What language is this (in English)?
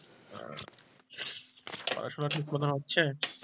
Bangla